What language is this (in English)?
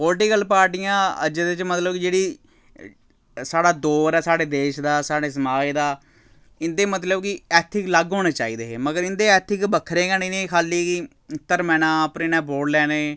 Dogri